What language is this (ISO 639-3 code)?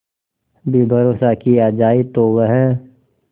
hin